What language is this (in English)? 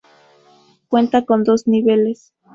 Spanish